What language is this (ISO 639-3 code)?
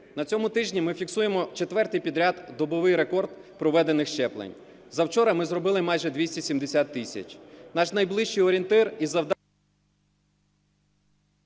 ukr